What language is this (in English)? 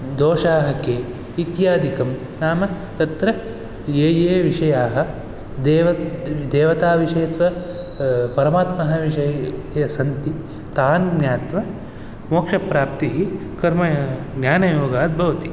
Sanskrit